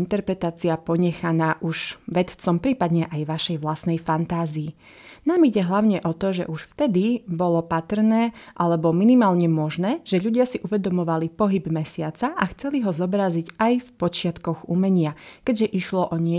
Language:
Slovak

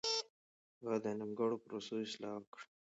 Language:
Pashto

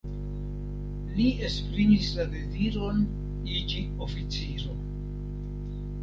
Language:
Esperanto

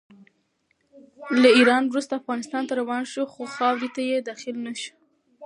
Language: Pashto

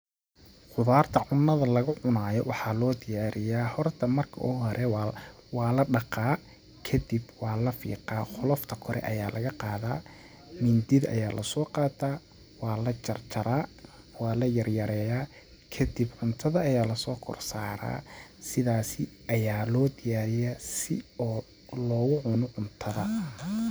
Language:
Somali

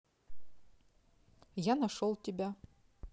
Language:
Russian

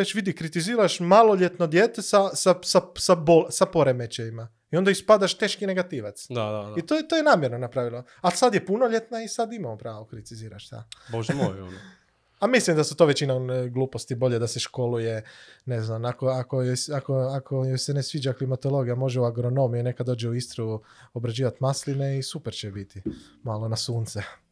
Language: Croatian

